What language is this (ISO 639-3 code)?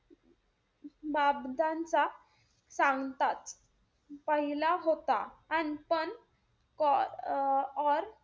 mar